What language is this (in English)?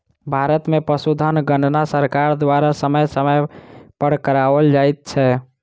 Maithili